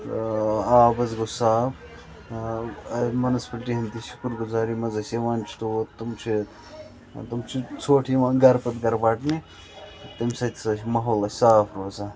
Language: Kashmiri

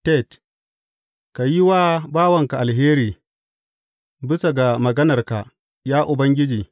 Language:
Hausa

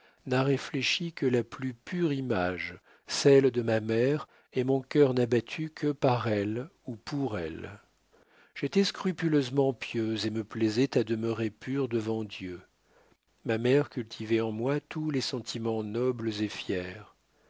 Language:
French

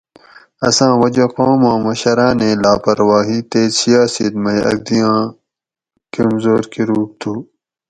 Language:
Gawri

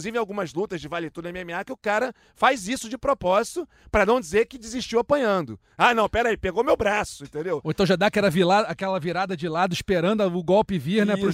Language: Portuguese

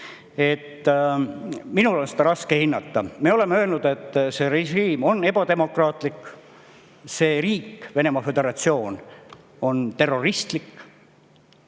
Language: Estonian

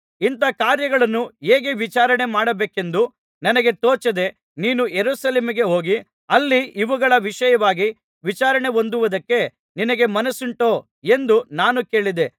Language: Kannada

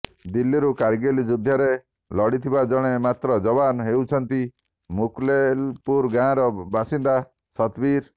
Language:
Odia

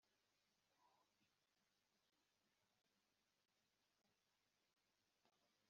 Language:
Kinyarwanda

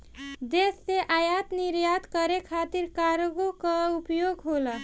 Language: Bhojpuri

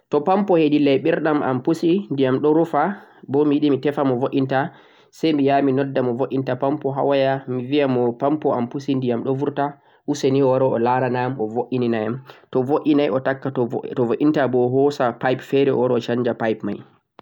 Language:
Central-Eastern Niger Fulfulde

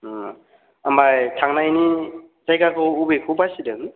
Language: Bodo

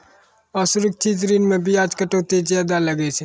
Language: Maithili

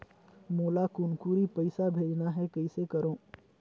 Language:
Chhattisgarhi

